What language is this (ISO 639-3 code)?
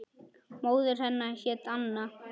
isl